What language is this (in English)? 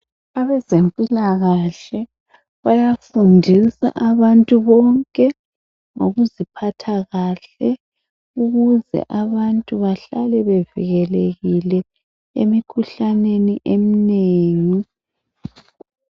North Ndebele